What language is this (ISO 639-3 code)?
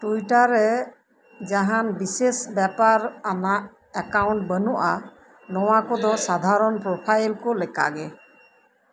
sat